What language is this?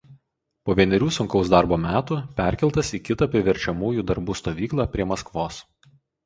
Lithuanian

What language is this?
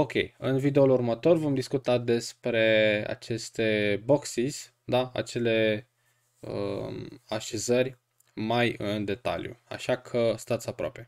Romanian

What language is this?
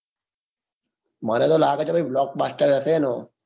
Gujarati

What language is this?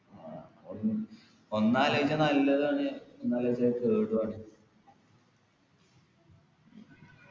Malayalam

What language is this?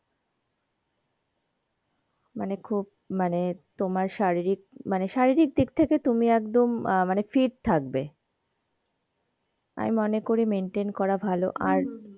Bangla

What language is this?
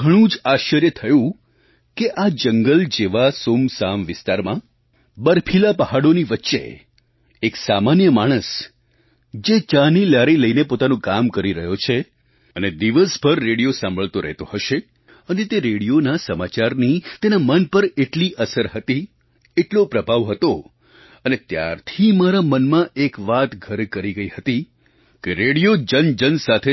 Gujarati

